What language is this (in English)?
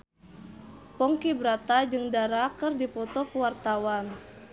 Sundanese